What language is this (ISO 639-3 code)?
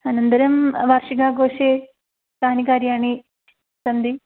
san